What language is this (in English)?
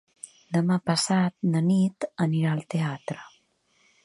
Catalan